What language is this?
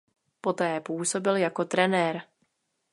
Czech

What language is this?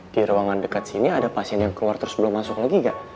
Indonesian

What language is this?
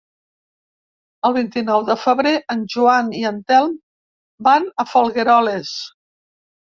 Catalan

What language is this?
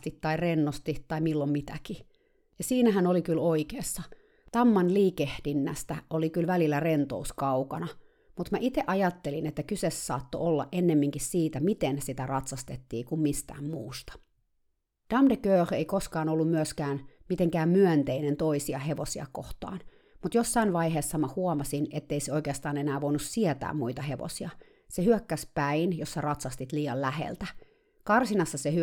Finnish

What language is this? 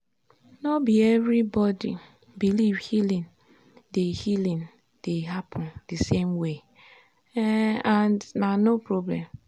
Nigerian Pidgin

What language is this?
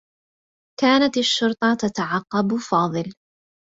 Arabic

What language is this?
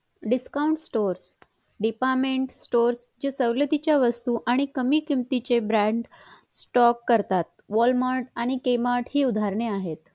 Marathi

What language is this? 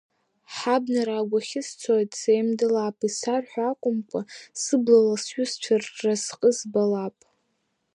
Abkhazian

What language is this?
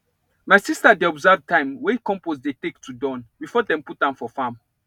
Nigerian Pidgin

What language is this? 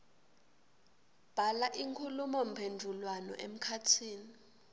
Swati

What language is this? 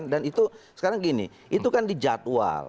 Indonesian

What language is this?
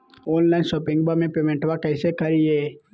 Magahi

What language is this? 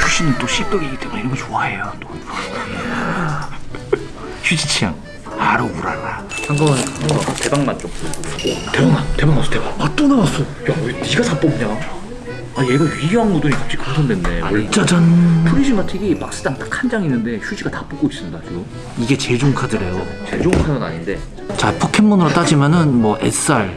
Korean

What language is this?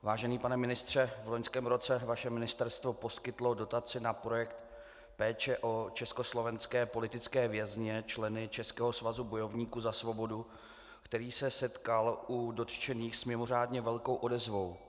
Czech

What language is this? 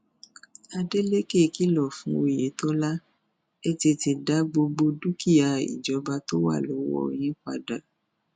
Yoruba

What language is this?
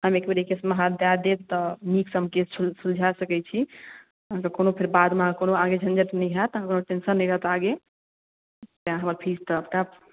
Maithili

